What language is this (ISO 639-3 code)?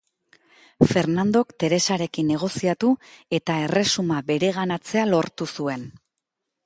eus